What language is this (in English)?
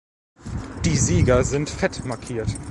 German